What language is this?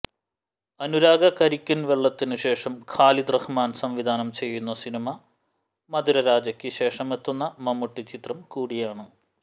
Malayalam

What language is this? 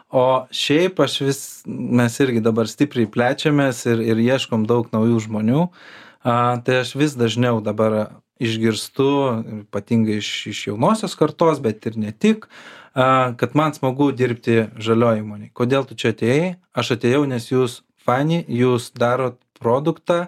Lithuanian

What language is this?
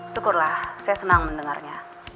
Indonesian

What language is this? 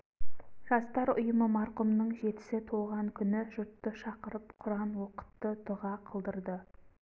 Kazakh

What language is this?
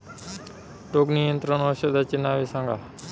Marathi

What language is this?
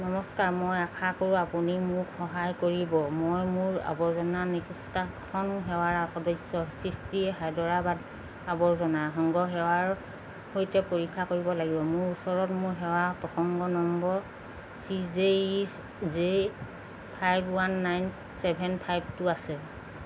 Assamese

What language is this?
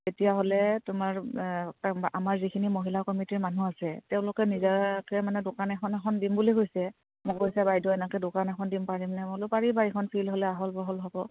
Assamese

